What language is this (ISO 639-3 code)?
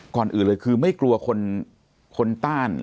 tha